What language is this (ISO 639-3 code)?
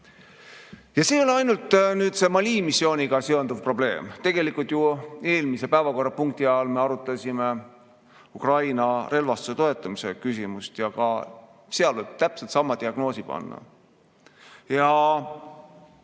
est